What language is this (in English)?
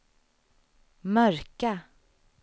Swedish